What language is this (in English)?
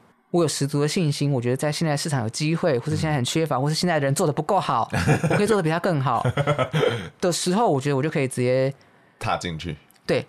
Chinese